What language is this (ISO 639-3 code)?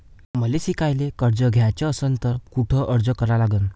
mar